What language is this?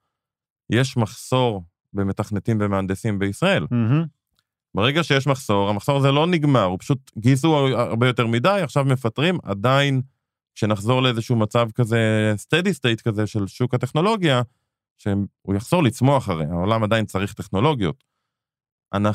Hebrew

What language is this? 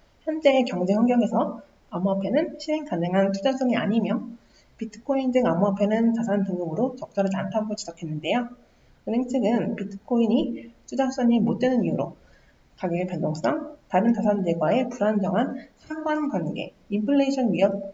Korean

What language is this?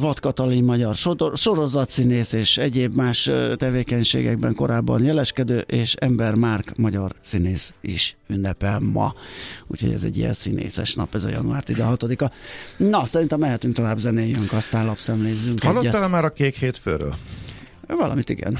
Hungarian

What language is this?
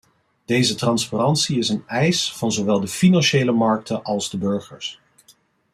Dutch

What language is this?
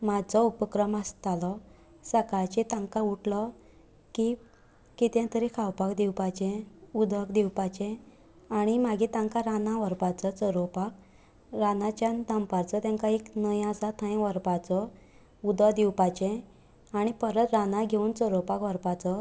Konkani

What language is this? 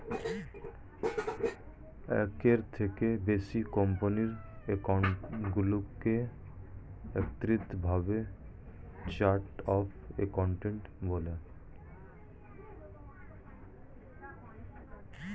Bangla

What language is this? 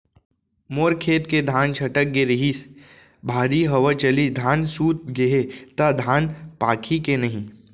Chhattisgarhi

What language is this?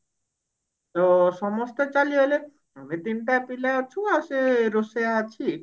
Odia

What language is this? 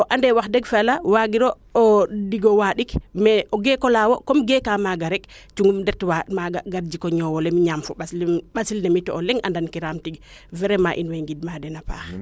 Serer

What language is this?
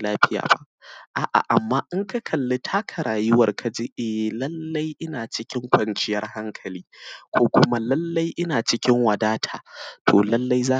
Hausa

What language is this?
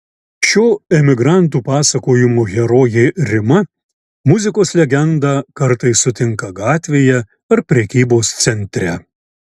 Lithuanian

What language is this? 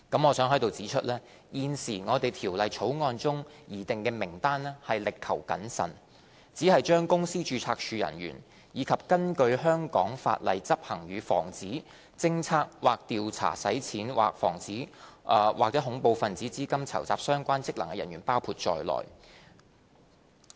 Cantonese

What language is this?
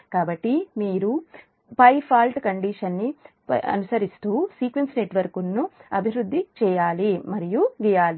Telugu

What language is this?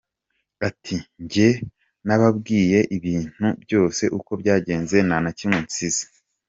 Kinyarwanda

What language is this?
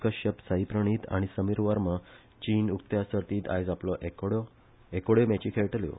Konkani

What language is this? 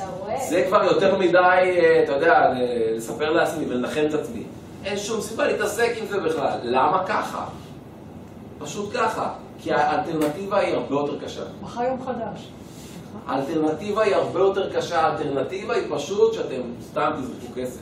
Hebrew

